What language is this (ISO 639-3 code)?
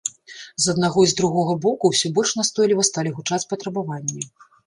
bel